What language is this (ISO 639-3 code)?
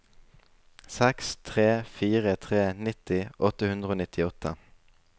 nor